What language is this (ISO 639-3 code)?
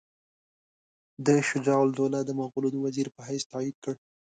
pus